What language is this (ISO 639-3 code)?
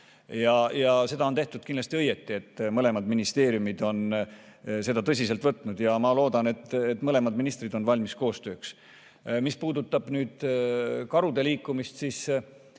est